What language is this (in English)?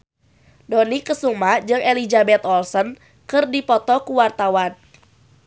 Sundanese